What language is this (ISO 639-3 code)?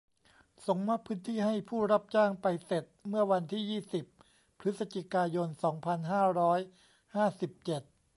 tha